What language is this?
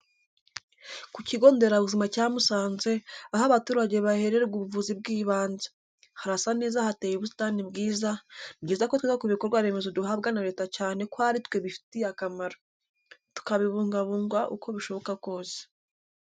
Kinyarwanda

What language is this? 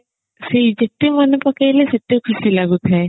Odia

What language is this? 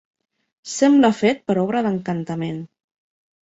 Catalan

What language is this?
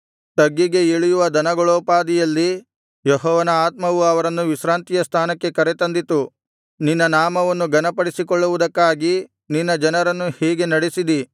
Kannada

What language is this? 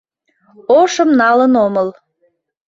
Mari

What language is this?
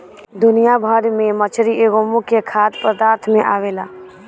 Bhojpuri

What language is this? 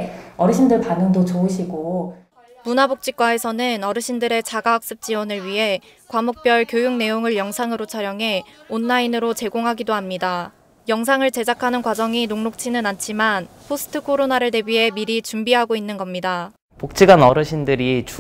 Korean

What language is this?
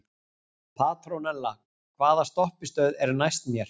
Icelandic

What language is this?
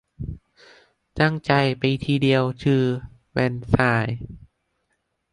Thai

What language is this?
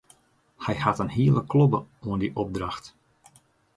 Western Frisian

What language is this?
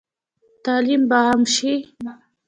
Pashto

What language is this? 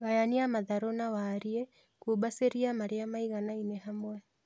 Kikuyu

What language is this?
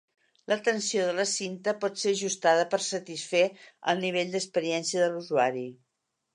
Catalan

